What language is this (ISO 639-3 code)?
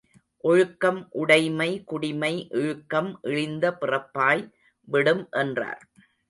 tam